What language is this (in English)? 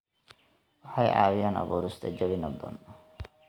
Somali